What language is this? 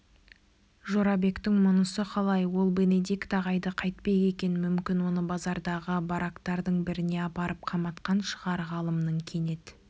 Kazakh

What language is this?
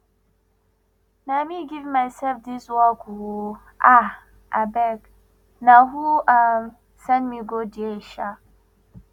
Nigerian Pidgin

